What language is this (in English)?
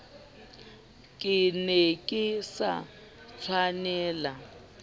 Southern Sotho